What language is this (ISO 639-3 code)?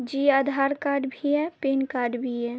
urd